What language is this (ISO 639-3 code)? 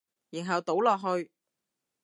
yue